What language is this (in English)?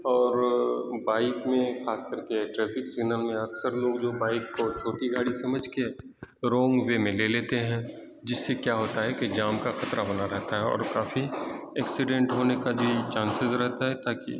Urdu